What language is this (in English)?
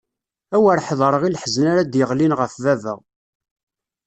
Kabyle